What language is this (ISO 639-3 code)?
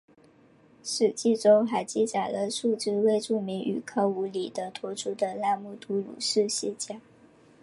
zho